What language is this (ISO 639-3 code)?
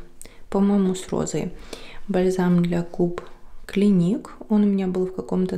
rus